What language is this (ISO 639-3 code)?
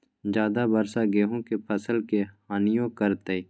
mag